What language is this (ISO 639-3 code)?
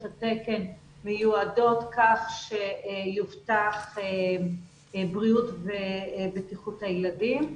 heb